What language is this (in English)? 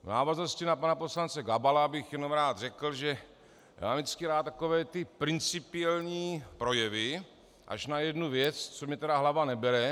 Czech